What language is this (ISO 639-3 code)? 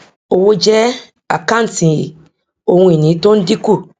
yor